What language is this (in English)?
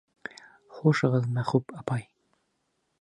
Bashkir